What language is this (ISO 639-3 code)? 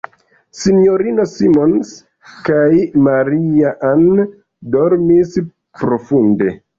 epo